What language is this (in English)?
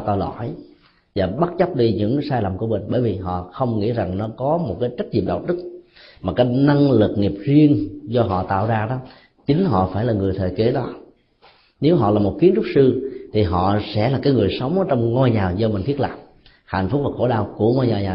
Vietnamese